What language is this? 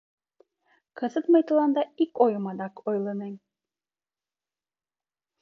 Mari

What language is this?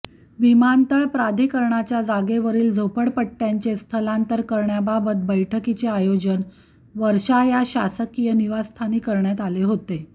Marathi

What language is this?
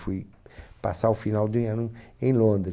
Portuguese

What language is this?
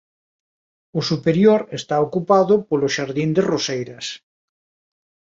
Galician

